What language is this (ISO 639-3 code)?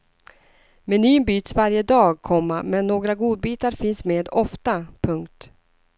swe